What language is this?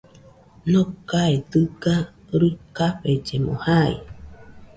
Nüpode Huitoto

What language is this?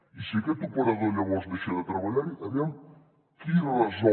Catalan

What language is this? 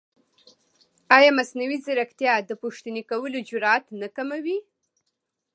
Pashto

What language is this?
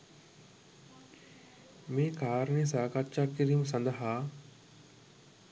Sinhala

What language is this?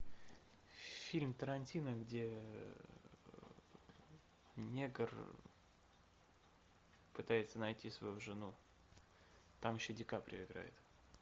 Russian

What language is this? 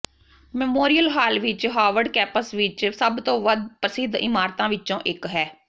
Punjabi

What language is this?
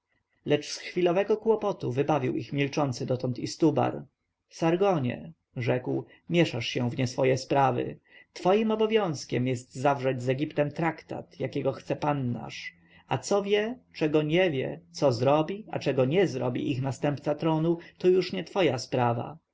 Polish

